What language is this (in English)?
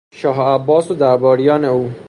Persian